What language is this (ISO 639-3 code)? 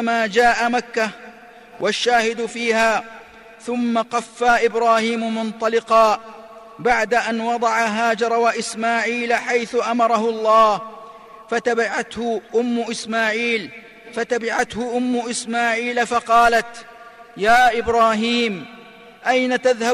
ara